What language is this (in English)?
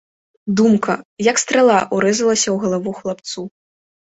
Belarusian